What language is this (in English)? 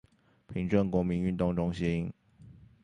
Chinese